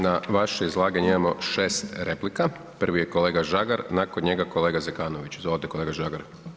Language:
Croatian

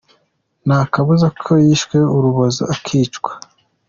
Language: Kinyarwanda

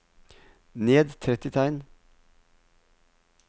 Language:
Norwegian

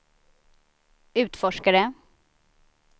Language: Swedish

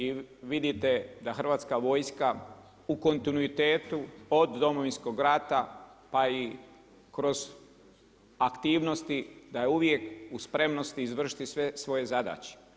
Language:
Croatian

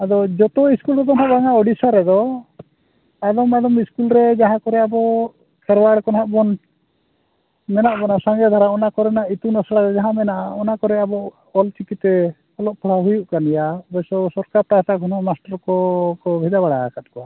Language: Santali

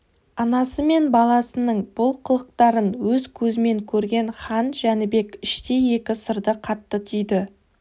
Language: Kazakh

